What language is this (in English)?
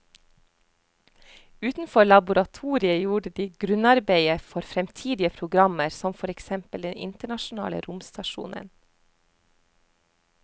Norwegian